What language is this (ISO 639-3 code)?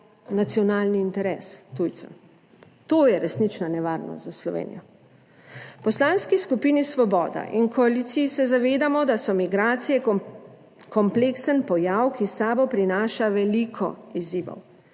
slv